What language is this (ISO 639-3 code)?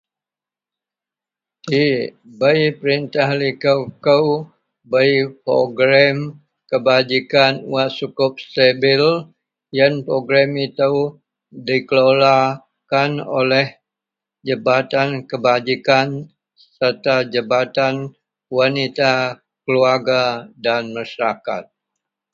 mel